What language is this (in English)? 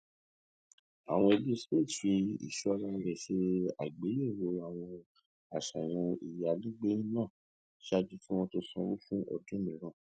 Yoruba